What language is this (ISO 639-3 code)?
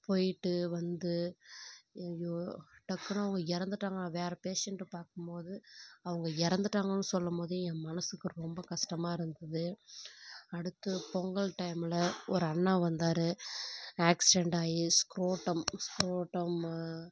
tam